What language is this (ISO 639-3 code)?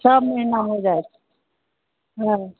mai